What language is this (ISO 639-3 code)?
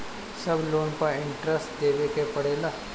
bho